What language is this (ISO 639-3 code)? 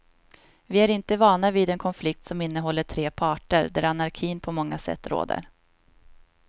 swe